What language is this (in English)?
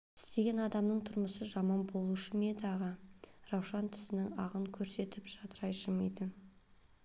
Kazakh